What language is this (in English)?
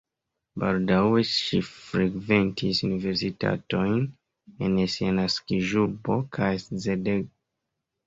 Esperanto